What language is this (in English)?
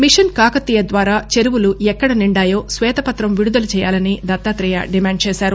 Telugu